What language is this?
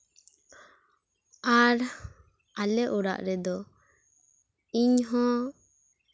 Santali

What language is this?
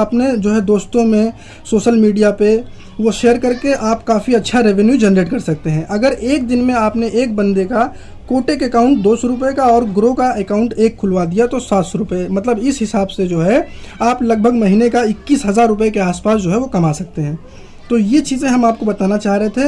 Hindi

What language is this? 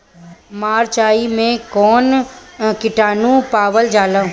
Bhojpuri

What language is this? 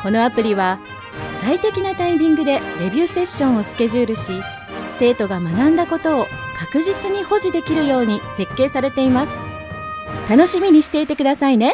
Japanese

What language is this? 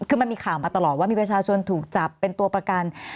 Thai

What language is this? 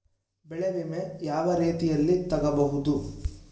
Kannada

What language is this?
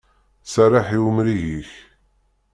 Kabyle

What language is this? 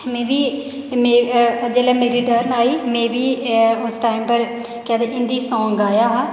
Dogri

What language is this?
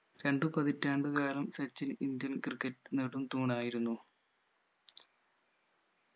Malayalam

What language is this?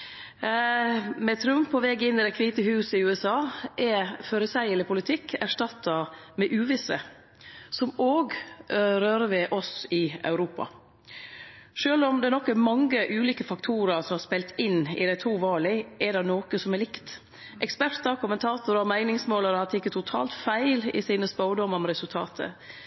Norwegian Nynorsk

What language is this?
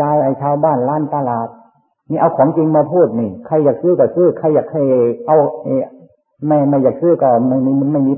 Thai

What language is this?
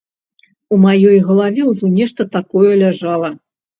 Belarusian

